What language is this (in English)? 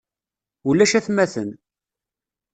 Kabyle